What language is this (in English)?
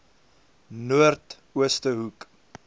Afrikaans